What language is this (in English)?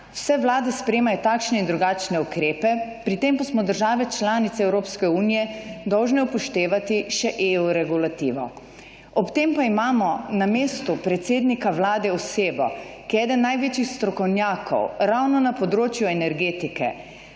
Slovenian